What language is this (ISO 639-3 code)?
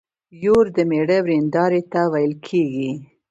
pus